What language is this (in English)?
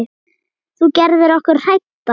Icelandic